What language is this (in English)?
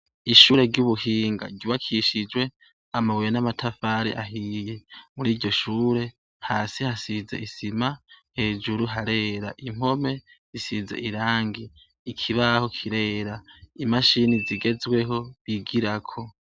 Rundi